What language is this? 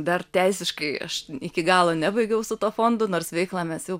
Lithuanian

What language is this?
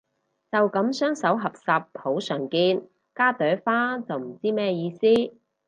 Cantonese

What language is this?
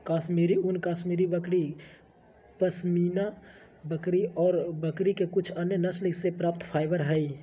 Magahi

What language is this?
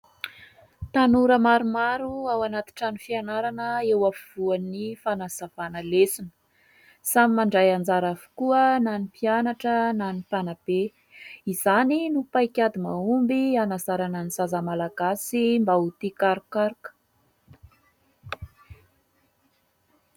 Malagasy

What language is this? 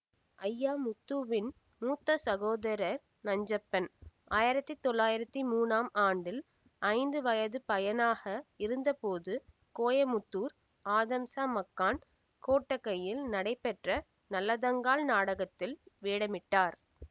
Tamil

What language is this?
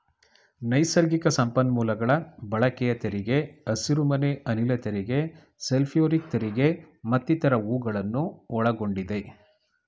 Kannada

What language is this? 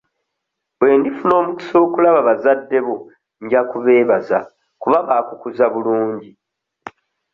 Ganda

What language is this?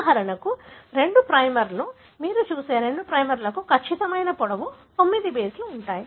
Telugu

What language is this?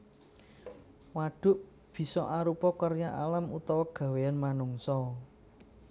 Javanese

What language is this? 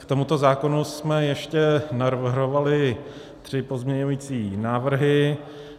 Czech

